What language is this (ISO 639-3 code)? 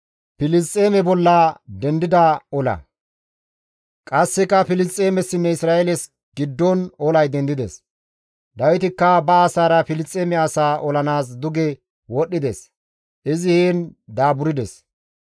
gmv